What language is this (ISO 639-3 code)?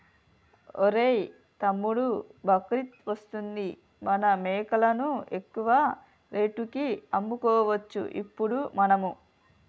tel